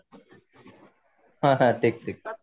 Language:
Odia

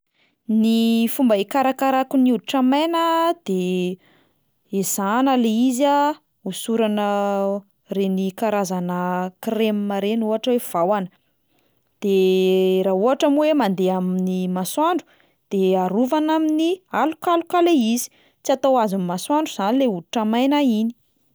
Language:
Malagasy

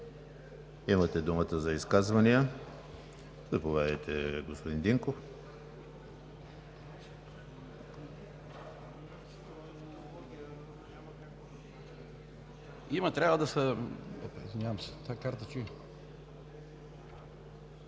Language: Bulgarian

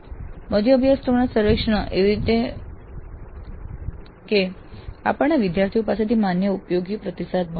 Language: Gujarati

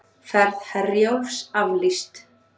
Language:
Icelandic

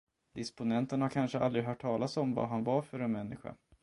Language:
Swedish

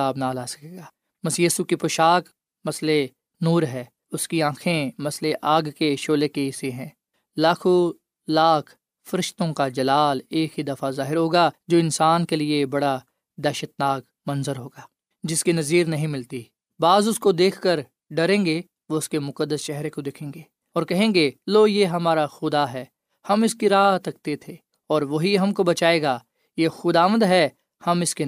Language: Urdu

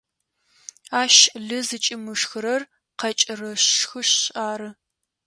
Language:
Adyghe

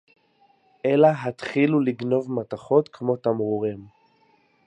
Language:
Hebrew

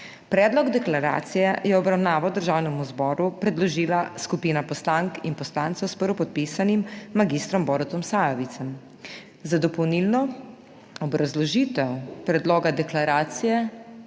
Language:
Slovenian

